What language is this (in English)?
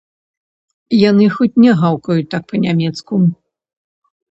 Belarusian